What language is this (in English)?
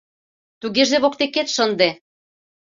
Mari